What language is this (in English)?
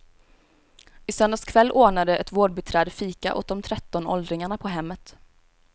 Swedish